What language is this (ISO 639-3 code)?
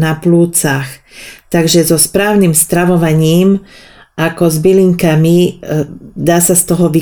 slk